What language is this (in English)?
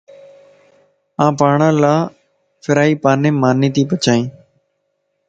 Lasi